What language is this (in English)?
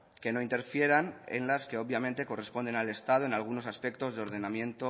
Spanish